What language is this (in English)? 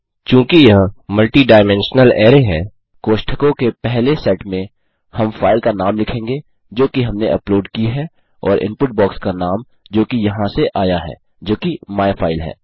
Hindi